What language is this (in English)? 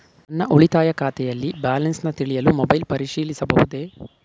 Kannada